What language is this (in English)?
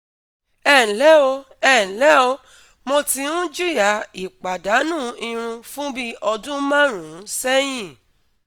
Yoruba